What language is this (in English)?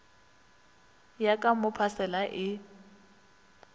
Northern Sotho